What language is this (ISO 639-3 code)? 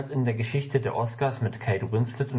deu